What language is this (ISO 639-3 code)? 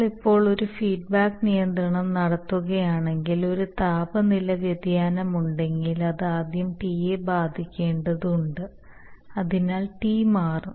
mal